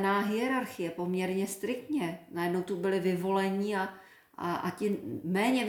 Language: Czech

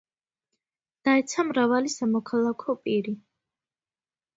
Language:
Georgian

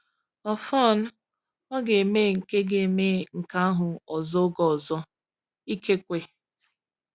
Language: Igbo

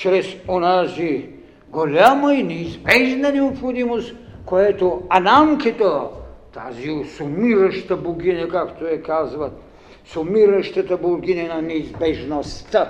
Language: Bulgarian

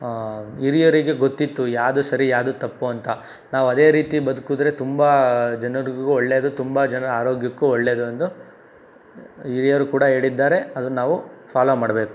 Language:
Kannada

